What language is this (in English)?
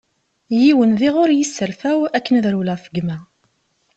Kabyle